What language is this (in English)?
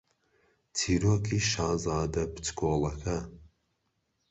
Central Kurdish